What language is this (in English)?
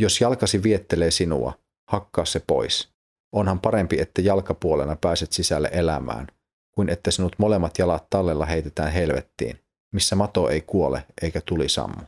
Finnish